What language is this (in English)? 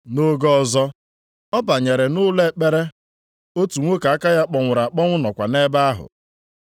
Igbo